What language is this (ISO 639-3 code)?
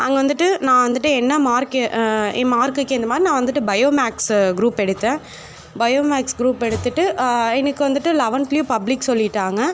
tam